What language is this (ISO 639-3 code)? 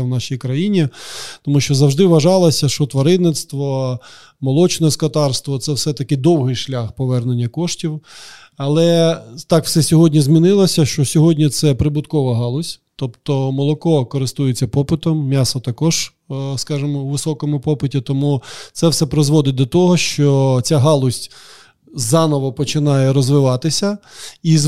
ukr